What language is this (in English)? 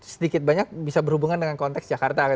Indonesian